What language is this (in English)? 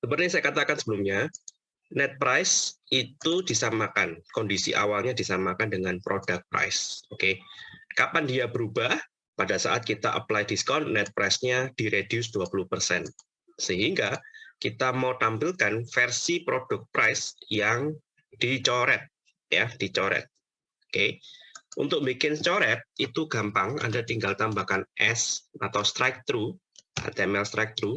Indonesian